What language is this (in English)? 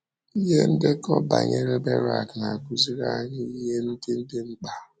Igbo